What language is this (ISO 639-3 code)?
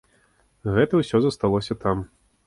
bel